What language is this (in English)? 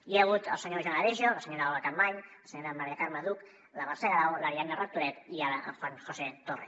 Catalan